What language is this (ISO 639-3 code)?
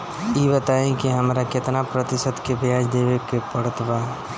bho